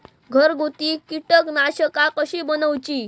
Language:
Marathi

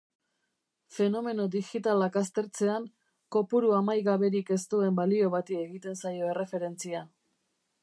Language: Basque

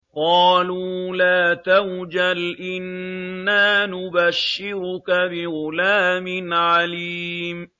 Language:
Arabic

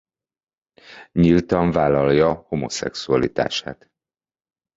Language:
Hungarian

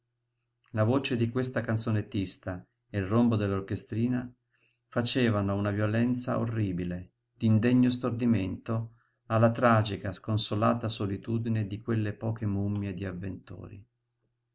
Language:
Italian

